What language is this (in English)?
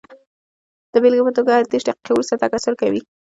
Pashto